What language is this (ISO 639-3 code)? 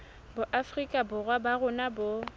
sot